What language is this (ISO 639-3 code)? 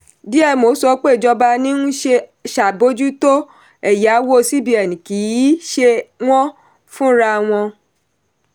yor